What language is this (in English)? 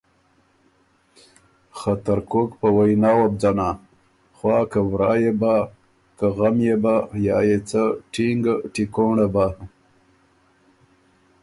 Ormuri